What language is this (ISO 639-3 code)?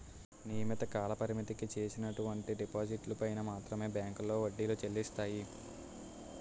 tel